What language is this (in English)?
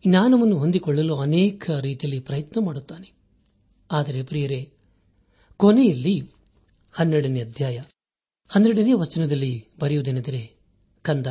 Kannada